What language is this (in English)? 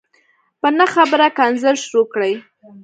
Pashto